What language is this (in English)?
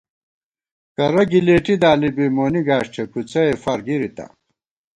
Gawar-Bati